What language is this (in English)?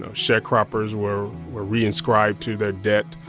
English